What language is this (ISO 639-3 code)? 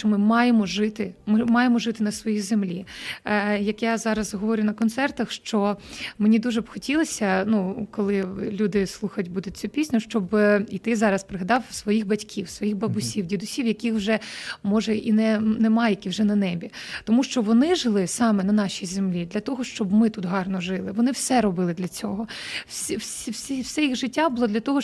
ukr